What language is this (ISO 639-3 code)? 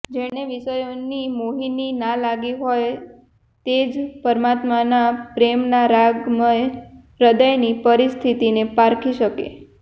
guj